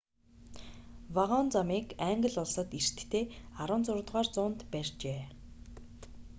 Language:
Mongolian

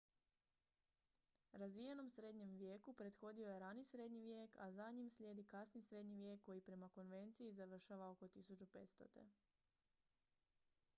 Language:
Croatian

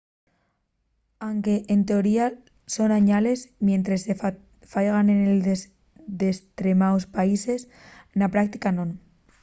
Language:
Asturian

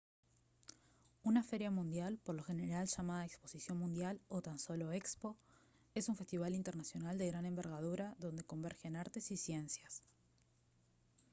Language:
Spanish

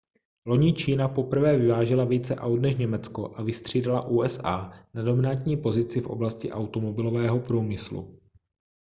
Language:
Czech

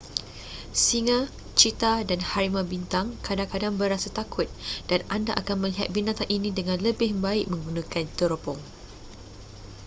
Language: Malay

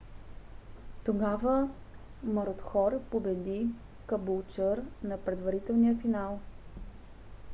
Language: Bulgarian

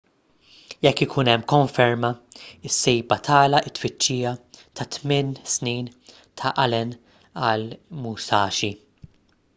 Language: Maltese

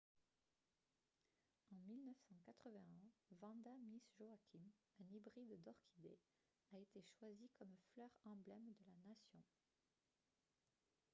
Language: French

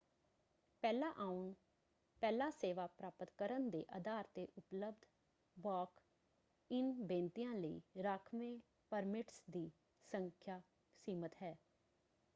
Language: Punjabi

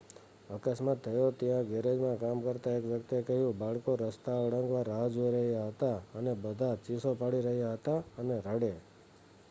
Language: Gujarati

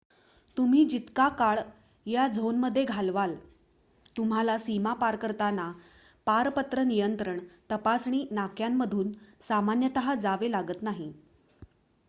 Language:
Marathi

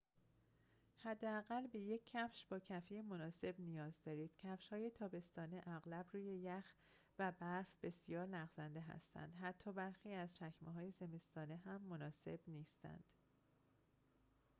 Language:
Persian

